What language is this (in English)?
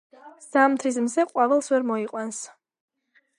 Georgian